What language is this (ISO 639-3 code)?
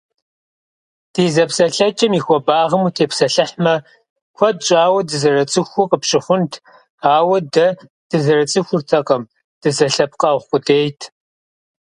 kbd